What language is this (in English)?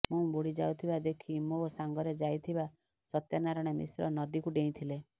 Odia